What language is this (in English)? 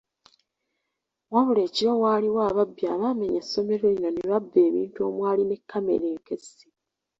Ganda